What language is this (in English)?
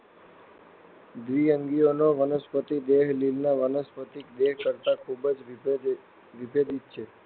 Gujarati